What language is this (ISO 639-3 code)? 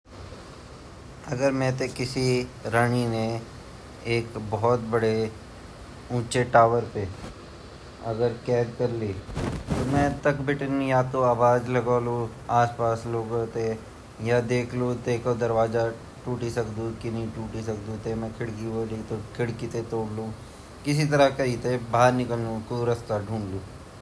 gbm